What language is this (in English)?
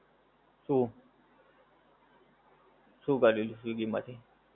Gujarati